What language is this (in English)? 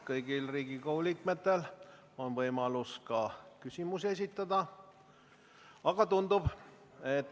Estonian